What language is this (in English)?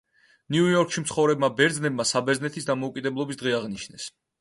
Georgian